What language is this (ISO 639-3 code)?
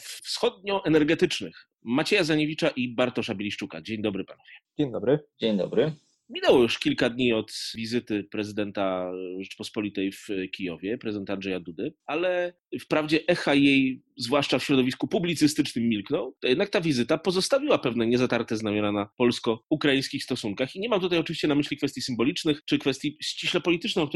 pol